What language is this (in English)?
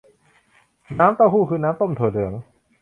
Thai